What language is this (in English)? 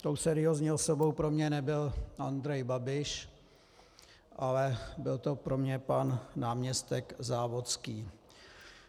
Czech